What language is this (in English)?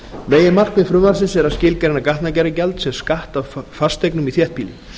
Icelandic